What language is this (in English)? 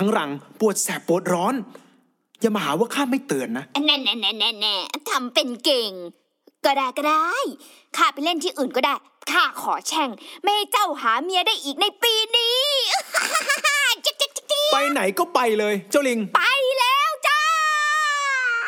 Thai